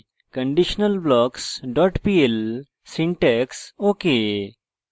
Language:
Bangla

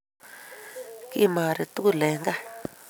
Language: Kalenjin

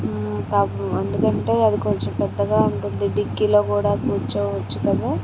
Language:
Telugu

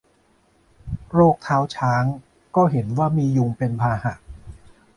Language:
Thai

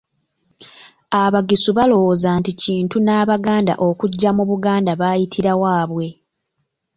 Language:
Ganda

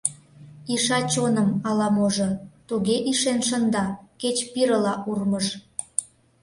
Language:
Mari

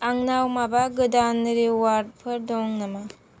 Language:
Bodo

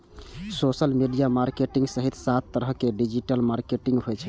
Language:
Maithili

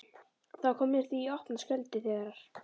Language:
Icelandic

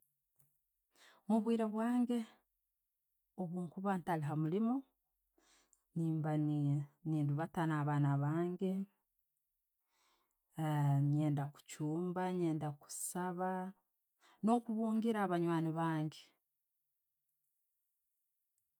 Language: Tooro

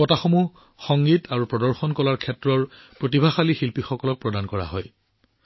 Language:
Assamese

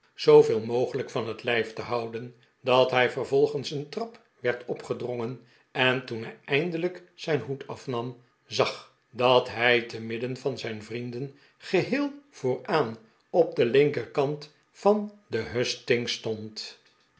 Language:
Dutch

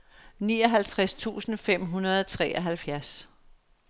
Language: Danish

